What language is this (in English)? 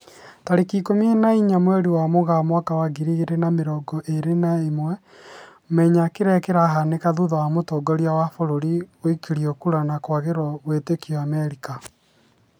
Kikuyu